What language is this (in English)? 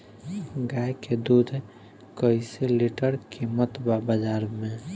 Bhojpuri